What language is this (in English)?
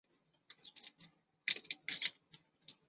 Chinese